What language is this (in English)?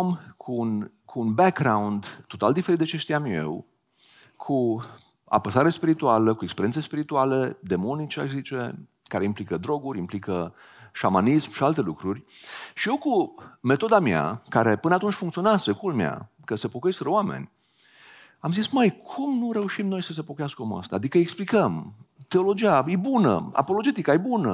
Romanian